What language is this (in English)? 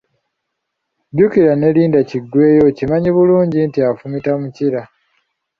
Ganda